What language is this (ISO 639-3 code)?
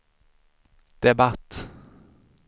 swe